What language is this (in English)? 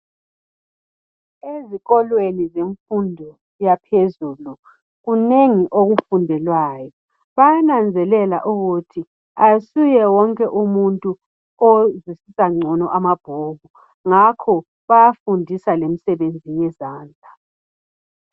North Ndebele